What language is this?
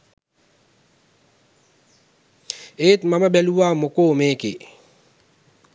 Sinhala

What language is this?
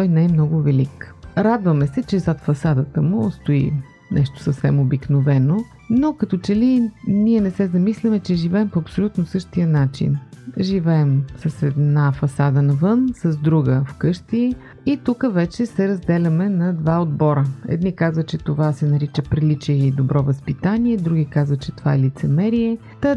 Bulgarian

